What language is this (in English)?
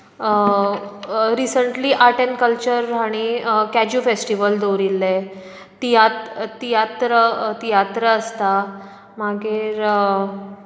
Konkani